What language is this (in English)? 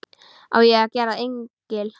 Icelandic